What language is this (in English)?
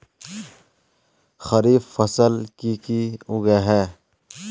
Magahi